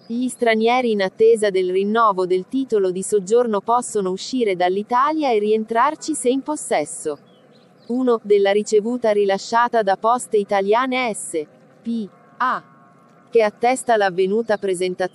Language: Italian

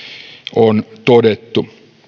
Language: Finnish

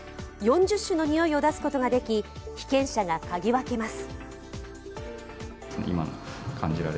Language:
Japanese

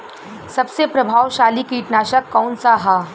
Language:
Bhojpuri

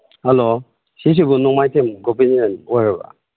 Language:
Manipuri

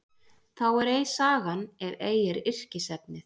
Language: Icelandic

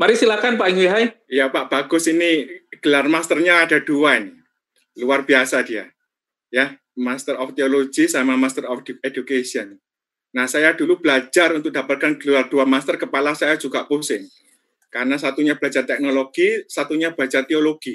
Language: Indonesian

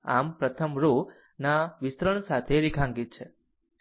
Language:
Gujarati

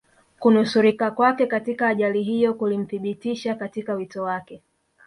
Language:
Swahili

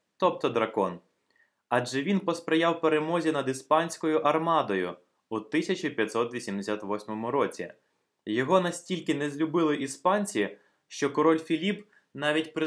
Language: Ukrainian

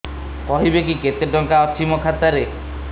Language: Odia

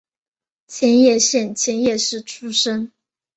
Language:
Chinese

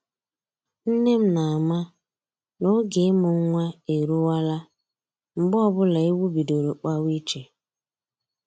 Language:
Igbo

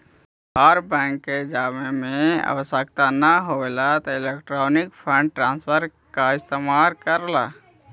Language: Magahi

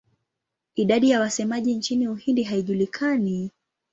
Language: Swahili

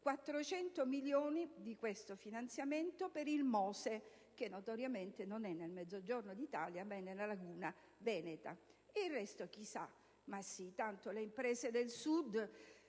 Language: Italian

